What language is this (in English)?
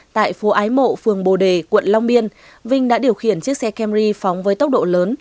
Vietnamese